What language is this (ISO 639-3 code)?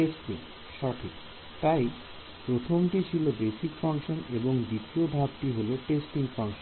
ben